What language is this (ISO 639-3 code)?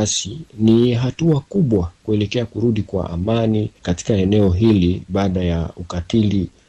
swa